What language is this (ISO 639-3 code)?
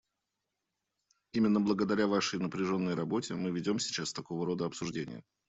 rus